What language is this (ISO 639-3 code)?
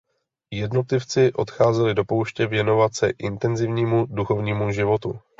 ces